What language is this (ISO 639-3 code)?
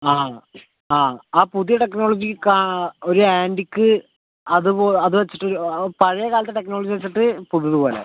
mal